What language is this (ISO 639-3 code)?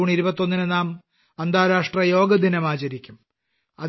mal